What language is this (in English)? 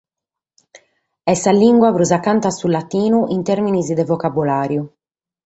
Sardinian